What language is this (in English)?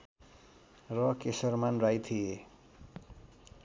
Nepali